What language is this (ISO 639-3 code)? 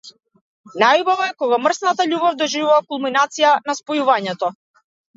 mkd